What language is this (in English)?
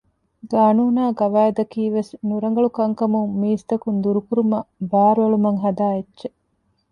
Divehi